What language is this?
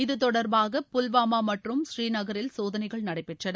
Tamil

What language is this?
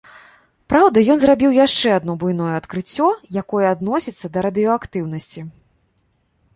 Belarusian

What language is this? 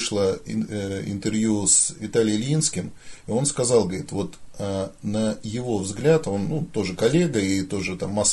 Russian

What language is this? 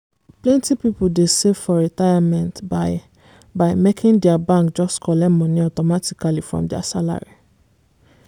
Nigerian Pidgin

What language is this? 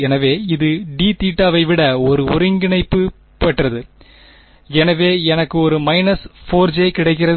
Tamil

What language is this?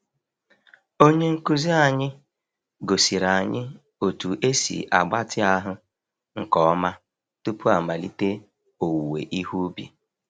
Igbo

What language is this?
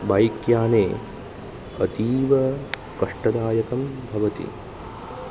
Sanskrit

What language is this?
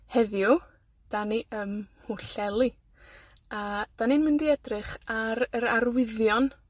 Welsh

